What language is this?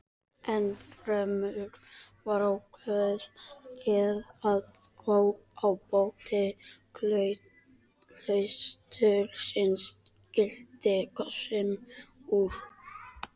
Icelandic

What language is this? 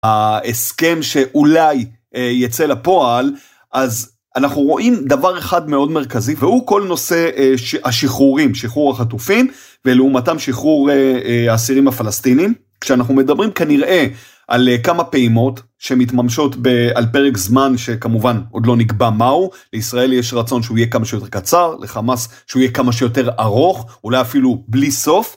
Hebrew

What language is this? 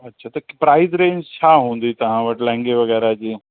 Sindhi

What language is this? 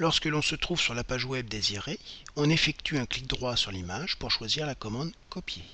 French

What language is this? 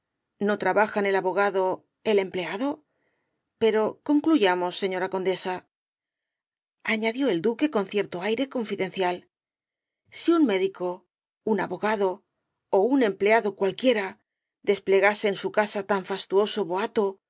Spanish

